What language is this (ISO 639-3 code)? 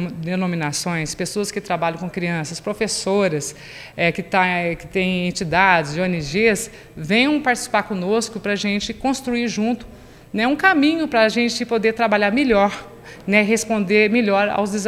por